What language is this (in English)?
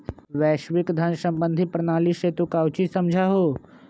Magahi